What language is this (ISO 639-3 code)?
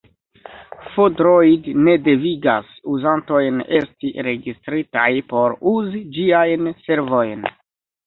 epo